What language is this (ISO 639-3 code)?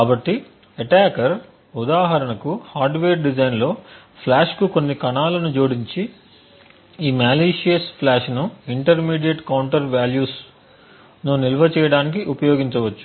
tel